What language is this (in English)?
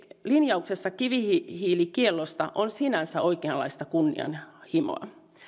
Finnish